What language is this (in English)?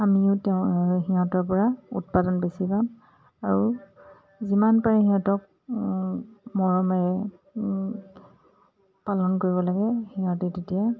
Assamese